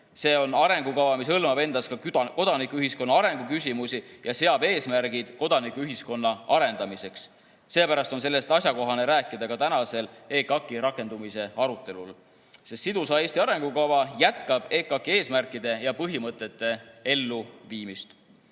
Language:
Estonian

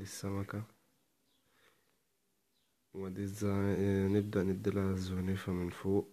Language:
Arabic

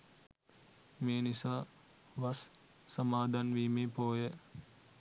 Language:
Sinhala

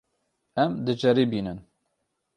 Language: Kurdish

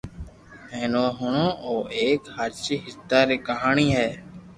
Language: Loarki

